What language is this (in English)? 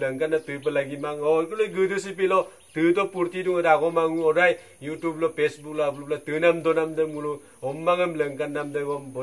French